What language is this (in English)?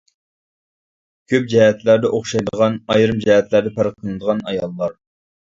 Uyghur